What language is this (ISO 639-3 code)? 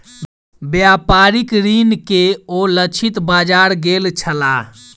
mai